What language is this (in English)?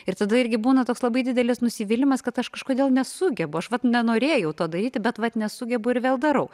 Lithuanian